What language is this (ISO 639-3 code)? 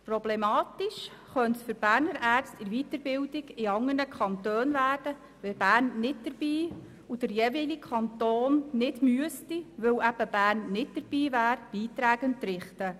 gsw